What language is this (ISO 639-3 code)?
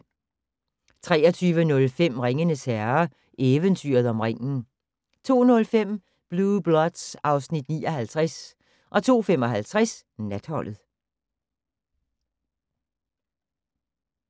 dan